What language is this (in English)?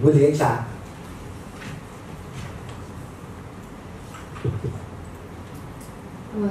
Vietnamese